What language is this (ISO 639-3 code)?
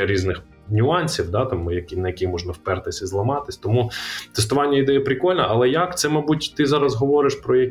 ukr